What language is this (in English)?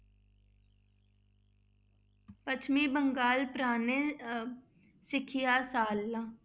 Punjabi